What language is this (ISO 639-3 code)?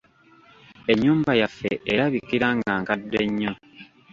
lug